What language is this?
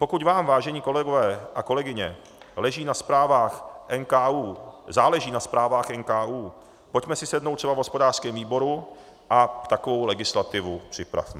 Czech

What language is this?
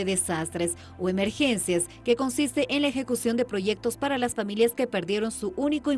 Spanish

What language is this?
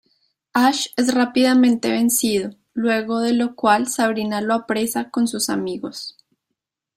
Spanish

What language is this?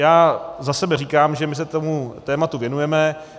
Czech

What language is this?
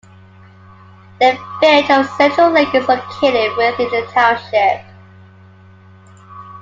English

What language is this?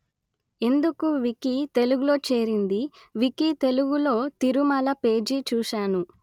Telugu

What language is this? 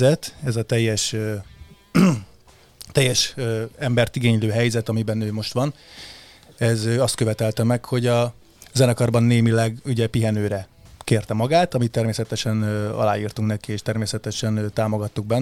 Hungarian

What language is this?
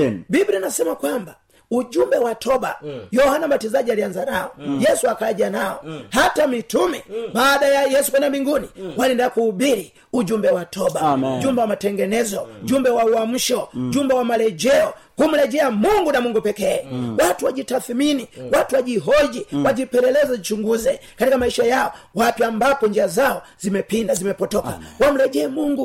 Swahili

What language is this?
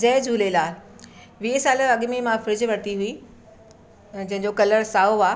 Sindhi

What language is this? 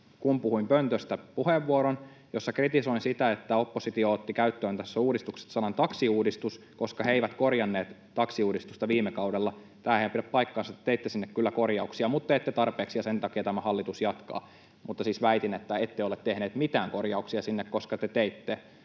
Finnish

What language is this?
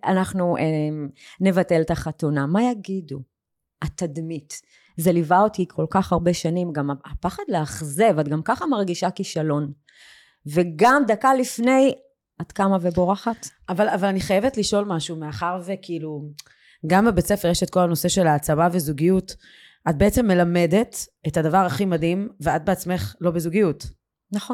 Hebrew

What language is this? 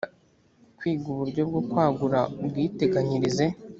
Kinyarwanda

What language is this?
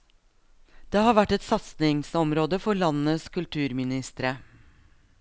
Norwegian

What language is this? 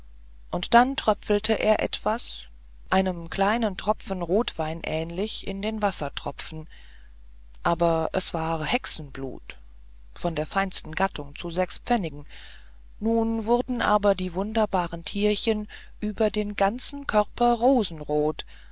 German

